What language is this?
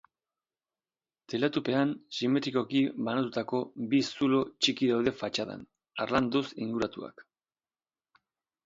Basque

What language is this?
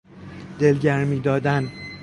Persian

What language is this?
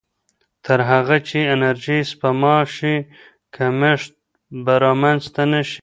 Pashto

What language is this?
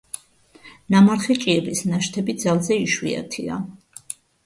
Georgian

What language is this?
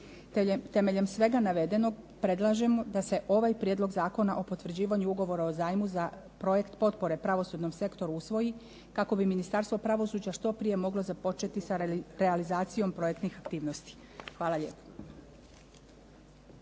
Croatian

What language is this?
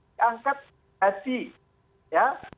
Indonesian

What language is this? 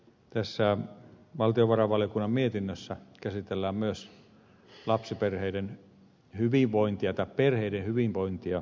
Finnish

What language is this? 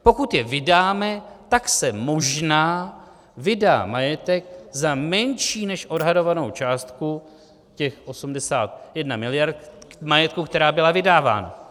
Czech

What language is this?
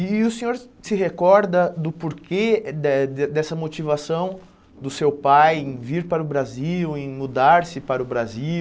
Portuguese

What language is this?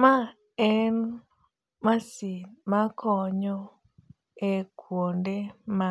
Luo (Kenya and Tanzania)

